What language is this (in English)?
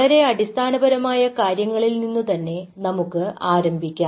Malayalam